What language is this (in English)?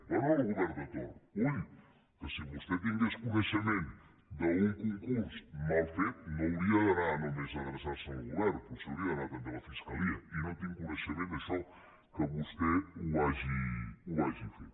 Catalan